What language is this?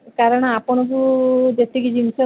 Odia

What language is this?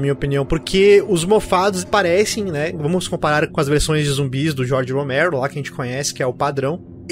Portuguese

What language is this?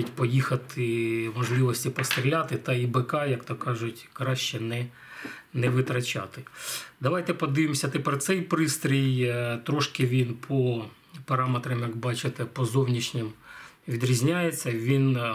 Ukrainian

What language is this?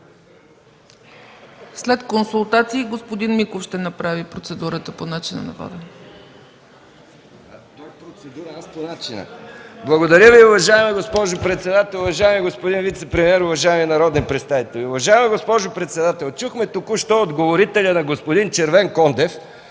Bulgarian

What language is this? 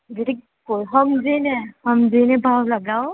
Gujarati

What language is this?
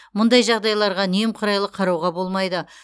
Kazakh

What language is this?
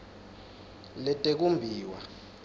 Swati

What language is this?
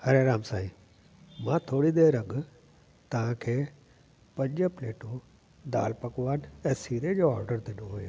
Sindhi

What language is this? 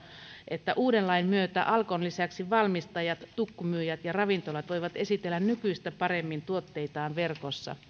Finnish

